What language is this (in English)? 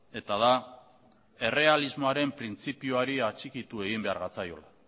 Basque